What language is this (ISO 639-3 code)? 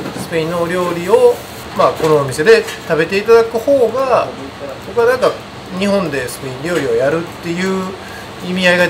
jpn